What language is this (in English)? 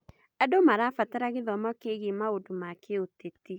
Kikuyu